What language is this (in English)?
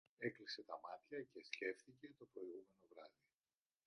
Greek